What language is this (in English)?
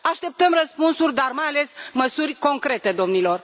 Romanian